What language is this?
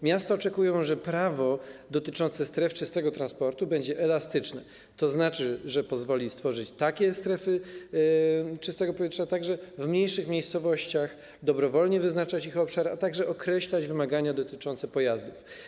Polish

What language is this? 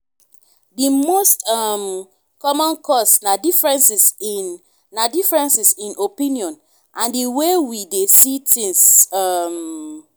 Nigerian Pidgin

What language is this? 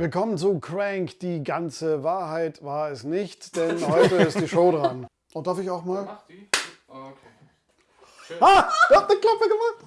German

